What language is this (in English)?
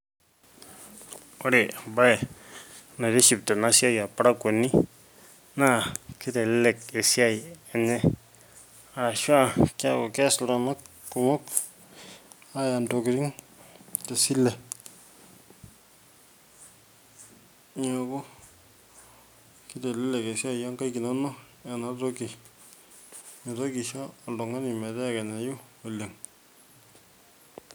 Masai